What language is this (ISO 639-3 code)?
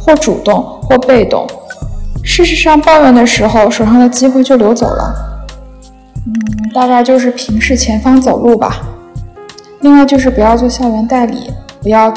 zho